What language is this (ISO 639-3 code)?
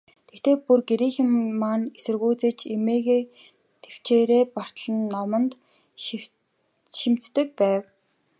mon